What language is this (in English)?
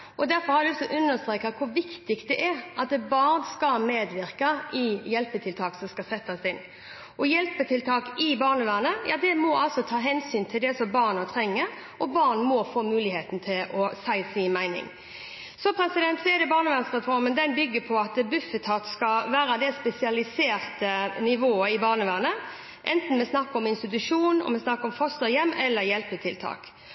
Norwegian Bokmål